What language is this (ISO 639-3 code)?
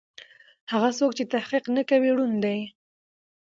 pus